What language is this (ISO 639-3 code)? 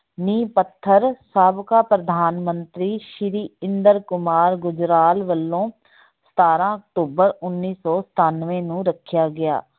pan